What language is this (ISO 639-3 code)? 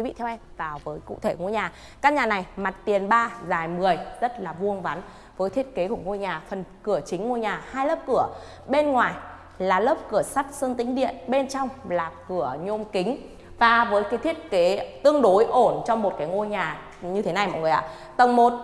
vie